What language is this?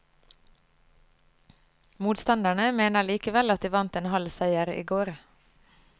Norwegian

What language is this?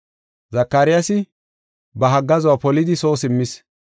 Gofa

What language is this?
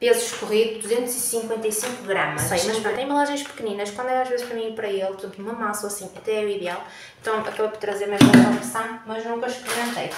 Portuguese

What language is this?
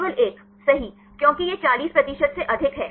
Hindi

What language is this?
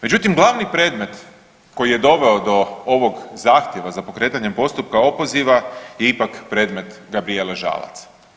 Croatian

